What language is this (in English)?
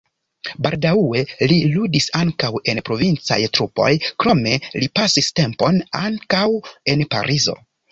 Esperanto